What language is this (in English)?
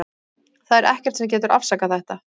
Icelandic